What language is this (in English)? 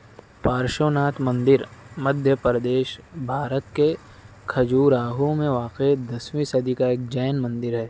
Urdu